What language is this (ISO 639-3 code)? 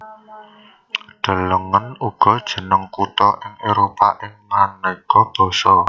jav